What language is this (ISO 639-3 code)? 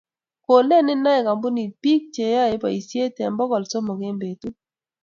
kln